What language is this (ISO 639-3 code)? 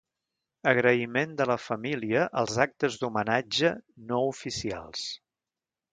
cat